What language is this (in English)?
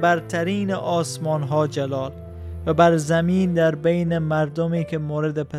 Persian